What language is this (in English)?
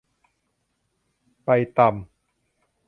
Thai